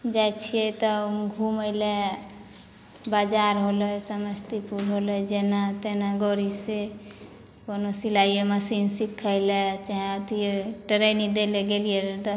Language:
Maithili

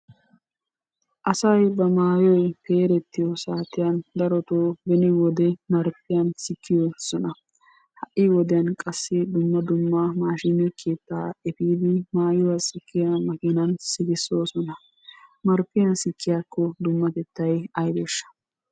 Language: Wolaytta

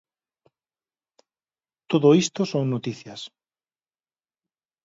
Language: Galician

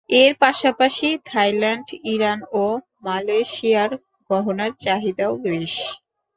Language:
Bangla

